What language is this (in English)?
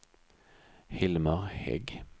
Swedish